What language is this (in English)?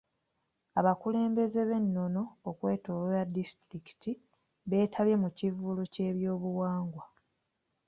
Ganda